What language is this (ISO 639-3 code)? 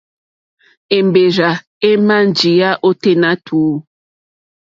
bri